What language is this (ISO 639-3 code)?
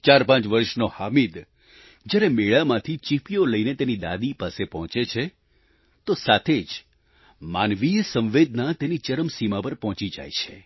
guj